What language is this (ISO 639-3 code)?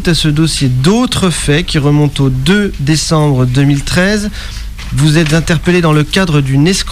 fra